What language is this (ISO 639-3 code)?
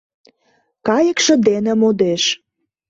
chm